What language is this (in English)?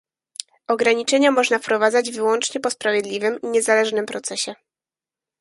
Polish